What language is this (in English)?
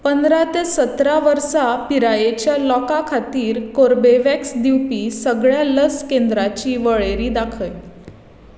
Konkani